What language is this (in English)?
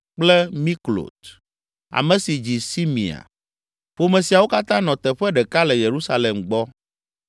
Ewe